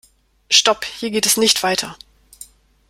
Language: German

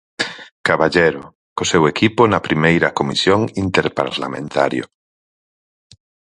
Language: Galician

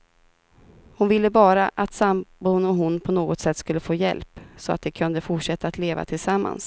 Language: Swedish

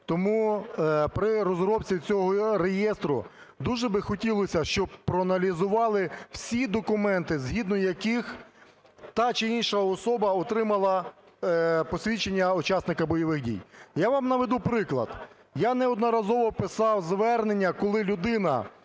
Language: Ukrainian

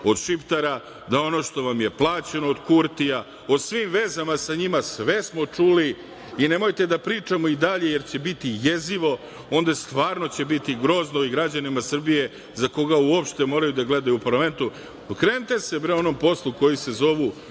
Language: Serbian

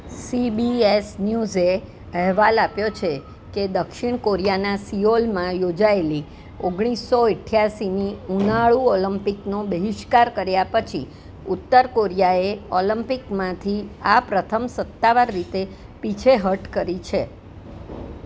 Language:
Gujarati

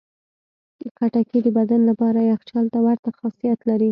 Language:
Pashto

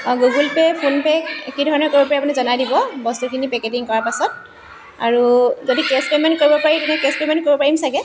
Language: Assamese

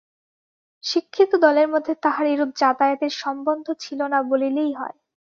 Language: Bangla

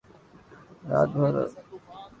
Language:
Urdu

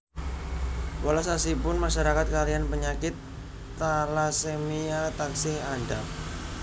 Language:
Javanese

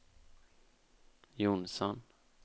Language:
Swedish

